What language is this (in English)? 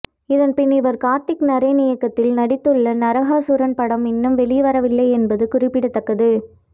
Tamil